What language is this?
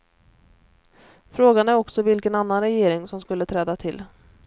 Swedish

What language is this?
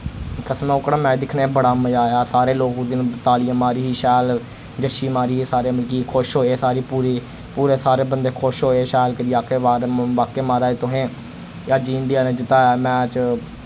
Dogri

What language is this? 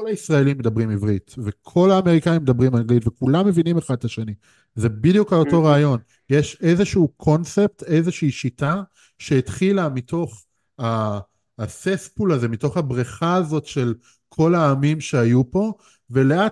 Hebrew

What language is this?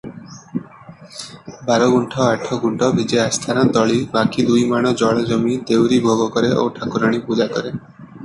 Odia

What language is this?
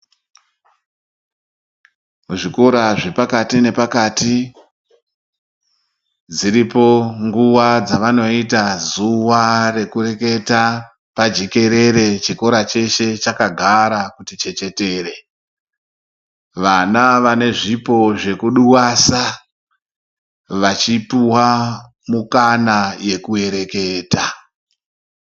Ndau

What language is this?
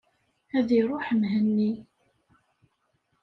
Kabyle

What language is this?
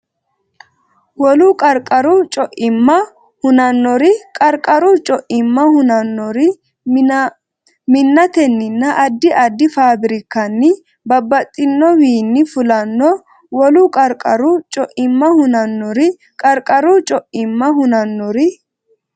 Sidamo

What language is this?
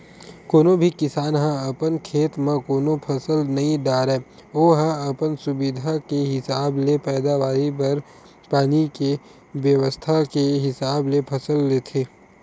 Chhattisgarhi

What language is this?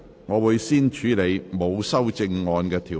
Cantonese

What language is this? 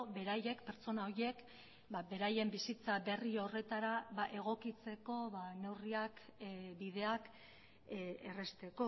Basque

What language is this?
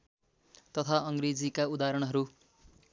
Nepali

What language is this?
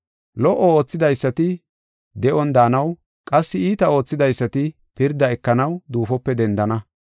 Gofa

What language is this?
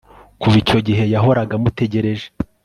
Kinyarwanda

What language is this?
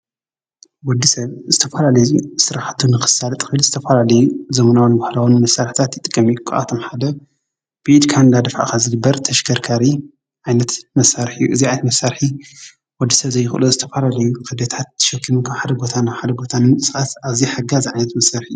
Tigrinya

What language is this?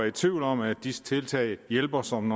Danish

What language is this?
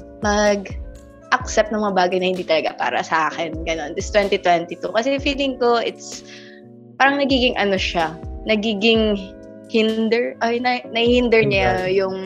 Filipino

